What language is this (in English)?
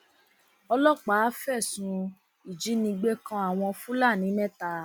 Yoruba